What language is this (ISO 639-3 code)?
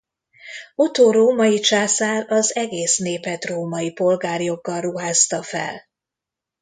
hun